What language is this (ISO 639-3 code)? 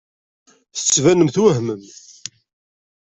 kab